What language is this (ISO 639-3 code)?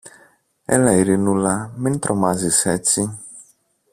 ell